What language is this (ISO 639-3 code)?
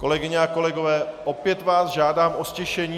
ces